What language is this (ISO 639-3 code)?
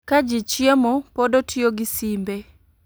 luo